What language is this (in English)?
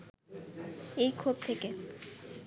Bangla